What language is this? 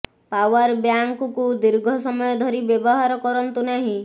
Odia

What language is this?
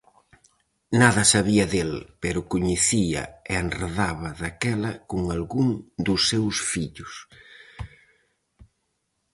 Galician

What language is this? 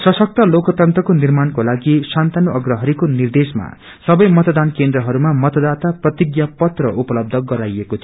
Nepali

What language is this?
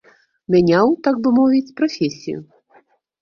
Belarusian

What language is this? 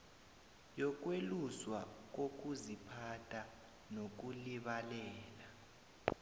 South Ndebele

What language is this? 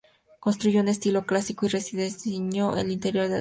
Spanish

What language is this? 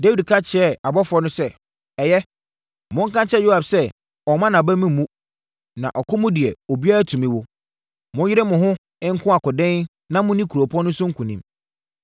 Akan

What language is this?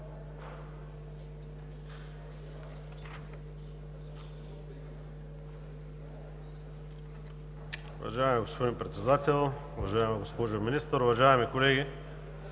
Bulgarian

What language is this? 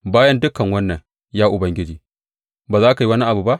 Hausa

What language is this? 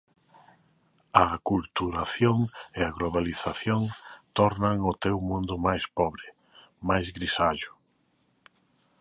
Galician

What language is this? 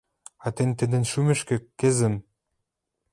Western Mari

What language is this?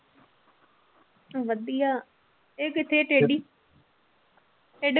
Punjabi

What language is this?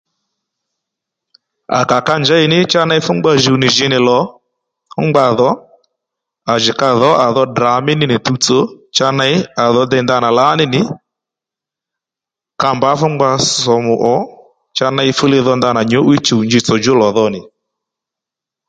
Lendu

